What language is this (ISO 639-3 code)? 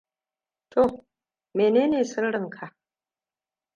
hau